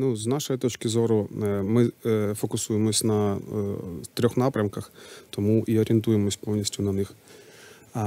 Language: Ukrainian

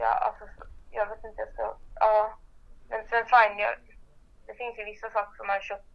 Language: Swedish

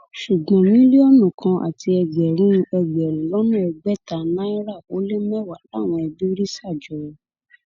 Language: Yoruba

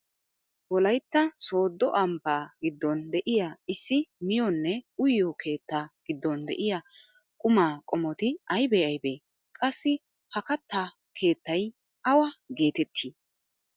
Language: Wolaytta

